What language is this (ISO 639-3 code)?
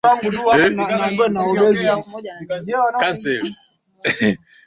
swa